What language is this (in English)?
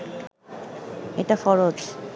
Bangla